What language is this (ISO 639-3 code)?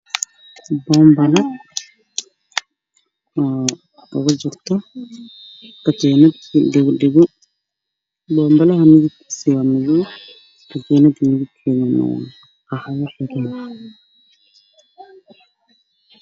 som